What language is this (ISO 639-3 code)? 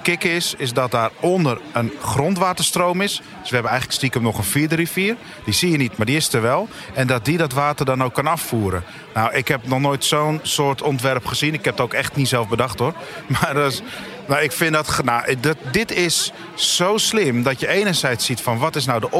nld